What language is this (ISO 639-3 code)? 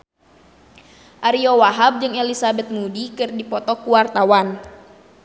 sun